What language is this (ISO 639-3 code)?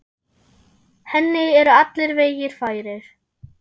isl